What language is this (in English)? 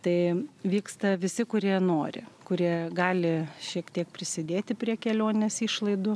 Lithuanian